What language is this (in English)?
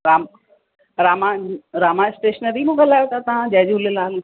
Sindhi